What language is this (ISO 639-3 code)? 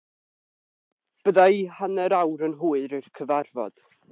cym